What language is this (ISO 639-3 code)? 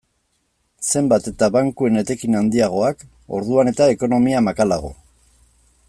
eus